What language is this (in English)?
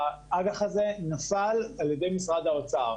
Hebrew